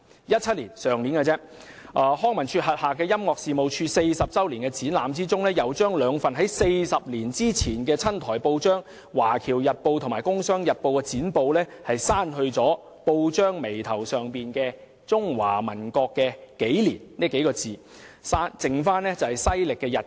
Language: Cantonese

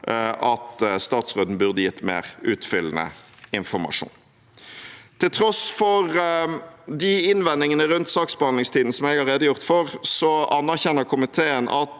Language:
Norwegian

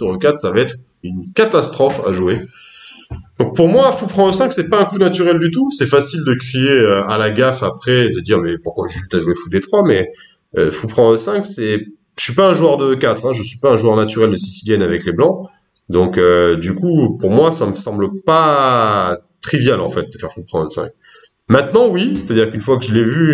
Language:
French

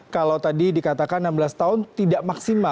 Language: Indonesian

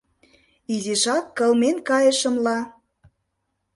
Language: Mari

